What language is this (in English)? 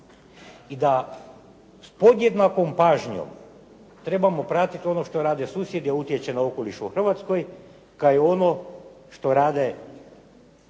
Croatian